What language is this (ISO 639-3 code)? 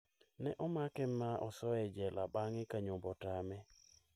luo